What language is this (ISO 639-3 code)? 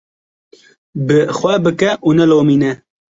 kur